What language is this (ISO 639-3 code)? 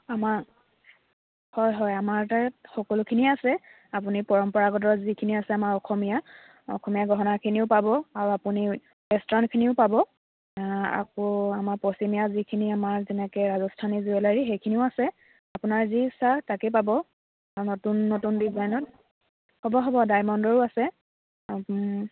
asm